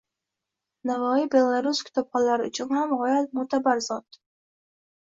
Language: Uzbek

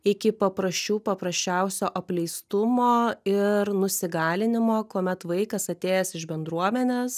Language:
Lithuanian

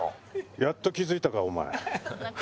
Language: Japanese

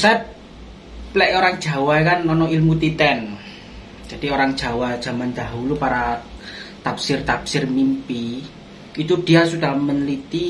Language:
Indonesian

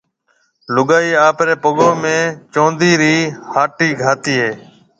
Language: Marwari (Pakistan)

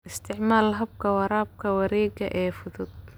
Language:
Somali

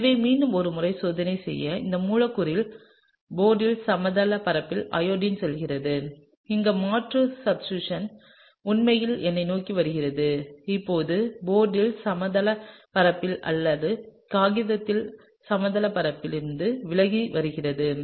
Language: Tamil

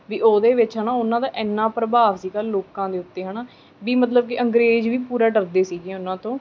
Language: Punjabi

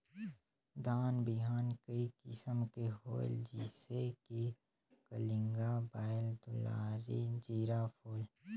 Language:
Chhattisgarhi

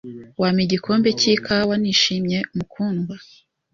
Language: Kinyarwanda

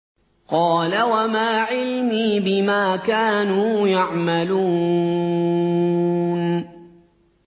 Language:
Arabic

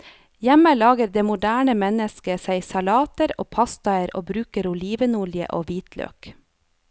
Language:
Norwegian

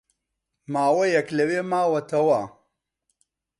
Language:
Central Kurdish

